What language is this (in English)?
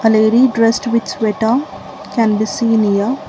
English